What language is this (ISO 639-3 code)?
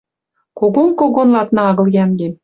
mrj